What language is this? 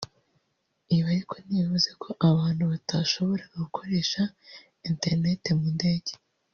Kinyarwanda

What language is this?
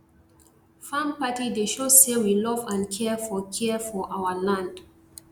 Nigerian Pidgin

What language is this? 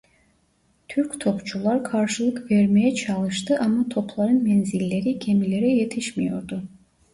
Turkish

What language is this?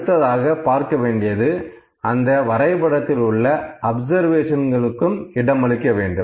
Tamil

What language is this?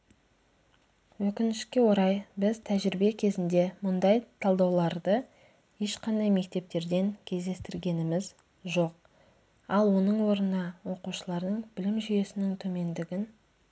Kazakh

